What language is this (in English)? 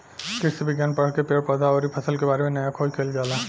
Bhojpuri